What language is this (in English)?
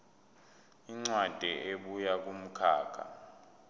Zulu